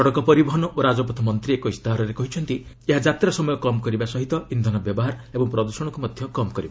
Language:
Odia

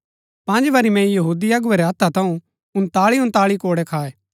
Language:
Gaddi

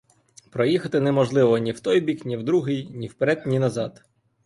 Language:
Ukrainian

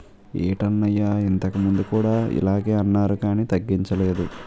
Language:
Telugu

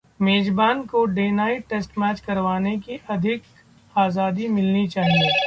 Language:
Hindi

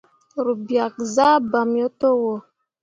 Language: Mundang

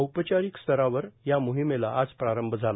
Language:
Marathi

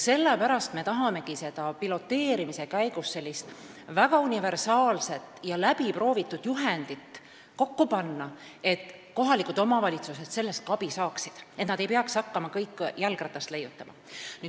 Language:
Estonian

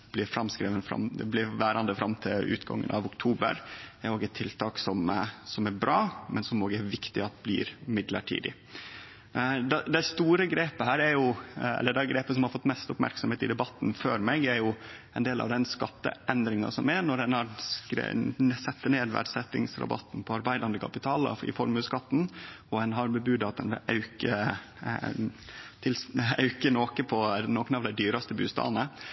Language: Norwegian Nynorsk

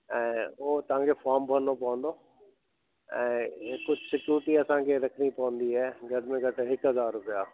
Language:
Sindhi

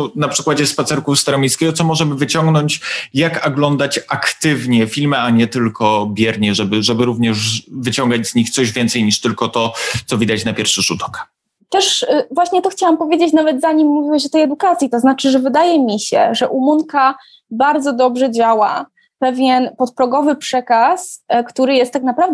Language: Polish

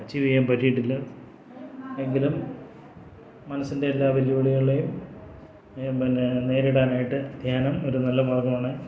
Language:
Malayalam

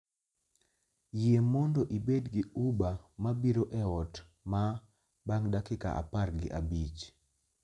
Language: Luo (Kenya and Tanzania)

